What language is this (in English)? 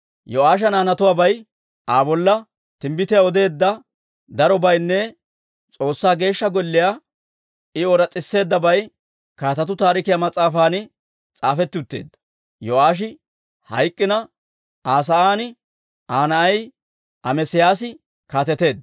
Dawro